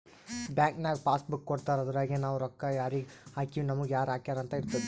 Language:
Kannada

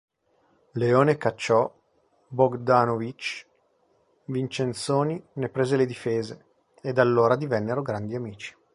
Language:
Italian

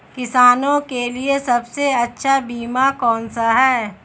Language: Hindi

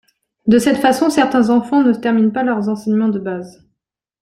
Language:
French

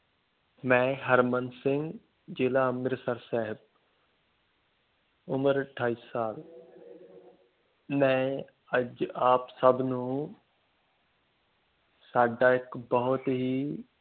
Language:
Punjabi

